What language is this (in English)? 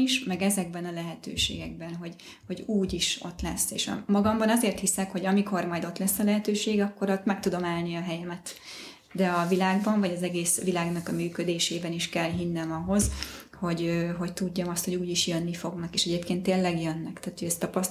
Hungarian